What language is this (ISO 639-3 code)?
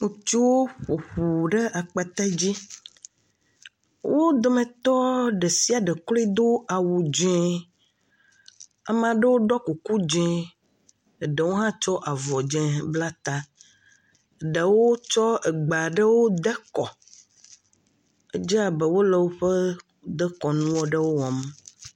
ewe